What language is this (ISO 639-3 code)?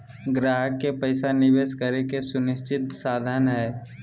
mag